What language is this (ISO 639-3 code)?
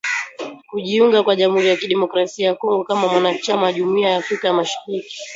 swa